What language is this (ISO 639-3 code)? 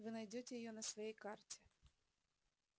rus